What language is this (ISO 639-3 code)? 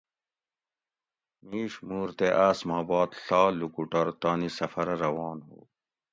gwc